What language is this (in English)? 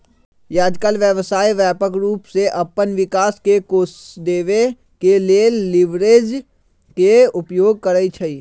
Magahi